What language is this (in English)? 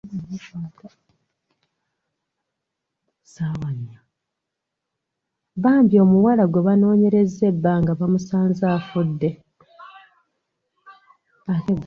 Ganda